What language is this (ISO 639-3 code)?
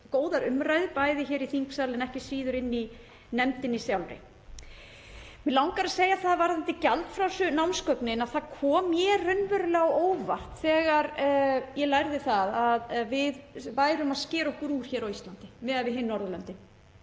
isl